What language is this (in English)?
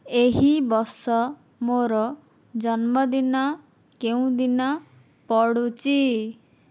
Odia